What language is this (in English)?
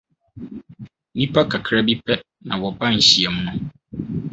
Akan